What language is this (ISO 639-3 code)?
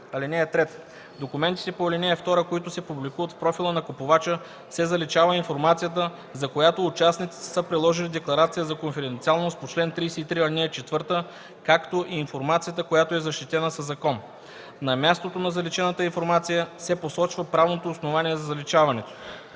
bul